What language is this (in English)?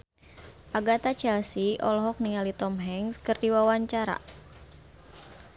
Sundanese